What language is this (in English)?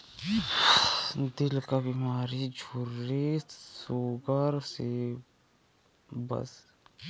Bhojpuri